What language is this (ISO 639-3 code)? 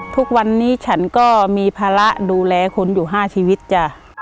tha